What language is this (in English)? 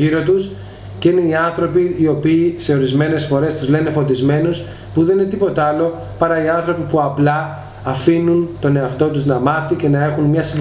Greek